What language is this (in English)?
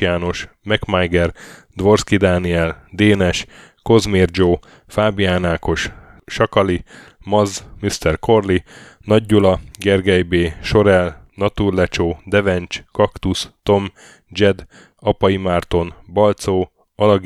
Hungarian